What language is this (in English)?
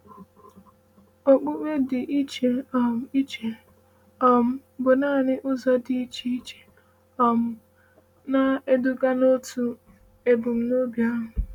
Igbo